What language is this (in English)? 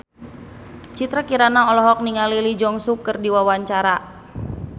Sundanese